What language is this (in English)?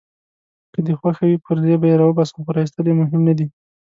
Pashto